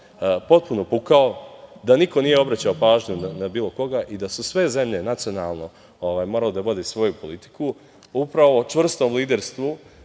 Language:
Serbian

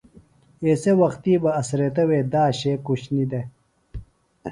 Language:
Phalura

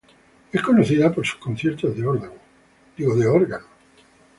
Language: Spanish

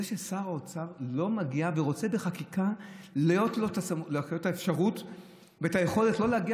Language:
Hebrew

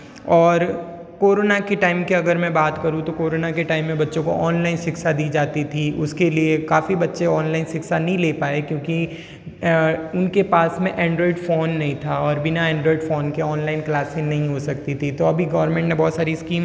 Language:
Hindi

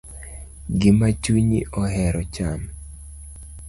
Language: Luo (Kenya and Tanzania)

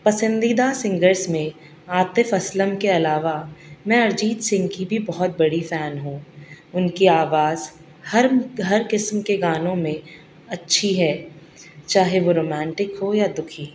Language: Urdu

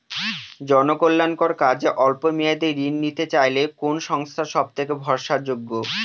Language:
Bangla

